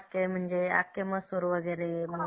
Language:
Marathi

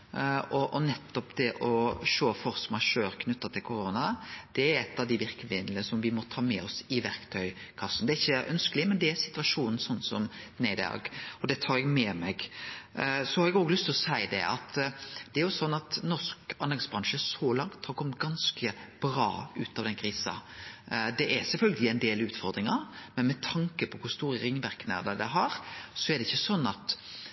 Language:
Norwegian Nynorsk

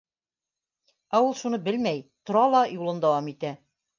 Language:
Bashkir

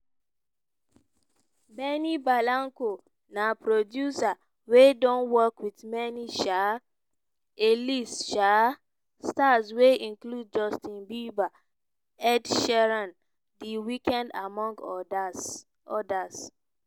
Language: Nigerian Pidgin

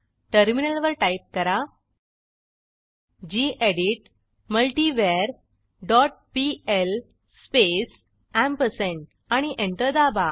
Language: Marathi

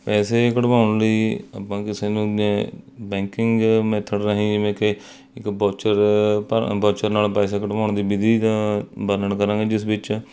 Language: Punjabi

